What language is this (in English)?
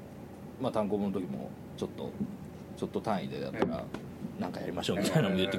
Japanese